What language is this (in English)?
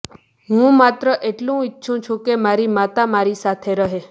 Gujarati